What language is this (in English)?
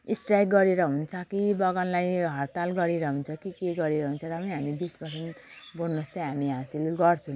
Nepali